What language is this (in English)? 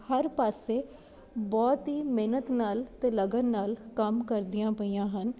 Punjabi